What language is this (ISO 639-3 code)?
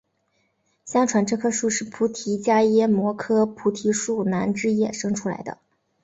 zho